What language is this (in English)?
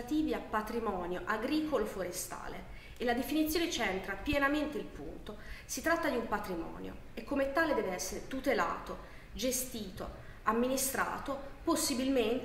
Italian